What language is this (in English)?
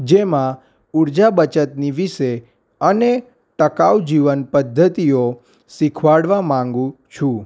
Gujarati